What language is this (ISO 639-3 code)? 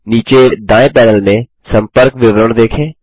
hin